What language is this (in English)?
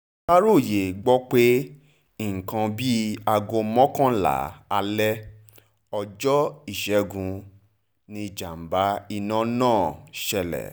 Yoruba